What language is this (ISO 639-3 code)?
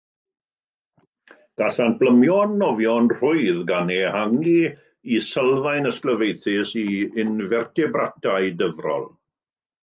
cym